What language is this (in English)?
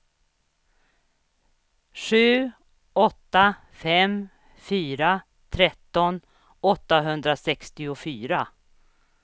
Swedish